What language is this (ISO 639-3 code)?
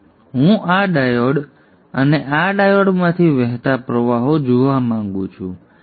guj